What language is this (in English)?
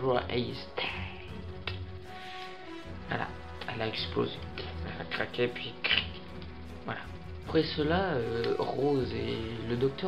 French